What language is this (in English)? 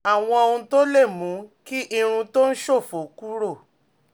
Yoruba